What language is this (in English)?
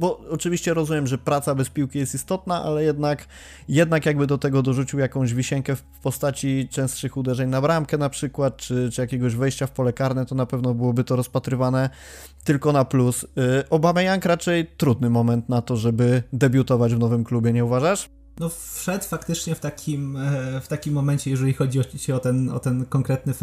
Polish